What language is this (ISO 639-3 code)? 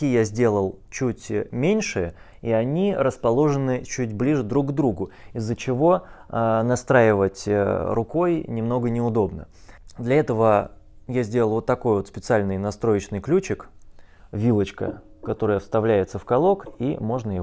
rus